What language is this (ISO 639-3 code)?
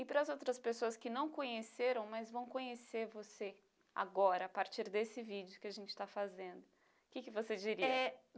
por